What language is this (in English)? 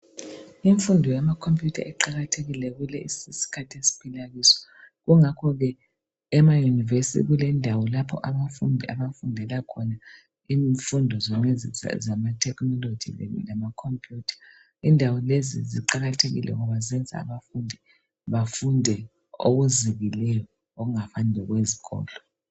North Ndebele